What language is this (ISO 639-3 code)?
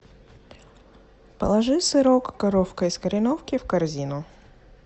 rus